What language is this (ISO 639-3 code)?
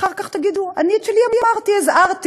heb